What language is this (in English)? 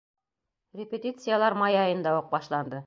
Bashkir